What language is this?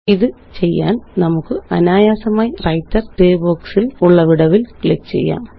Malayalam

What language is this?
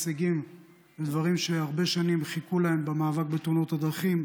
Hebrew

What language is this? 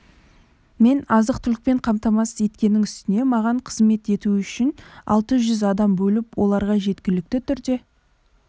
Kazakh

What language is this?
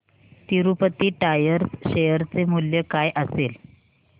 Marathi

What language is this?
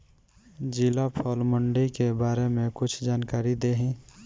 Bhojpuri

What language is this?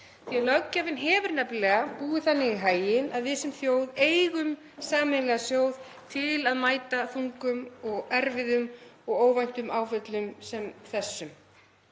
Icelandic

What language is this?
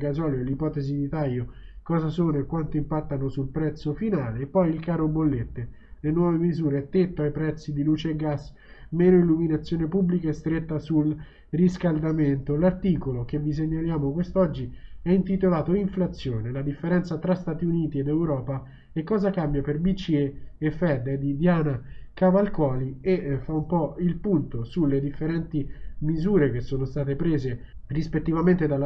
Italian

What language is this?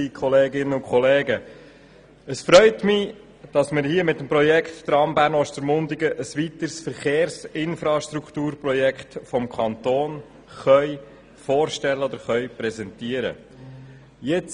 Swiss German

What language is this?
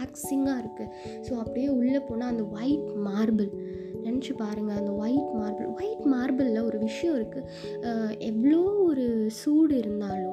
Tamil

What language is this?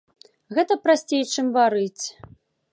Belarusian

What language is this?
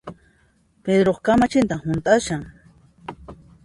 Puno Quechua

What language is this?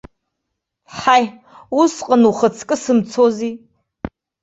Abkhazian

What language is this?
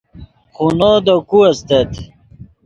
Yidgha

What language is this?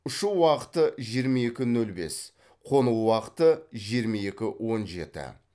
Kazakh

